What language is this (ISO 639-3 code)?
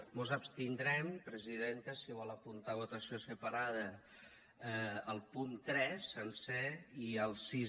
cat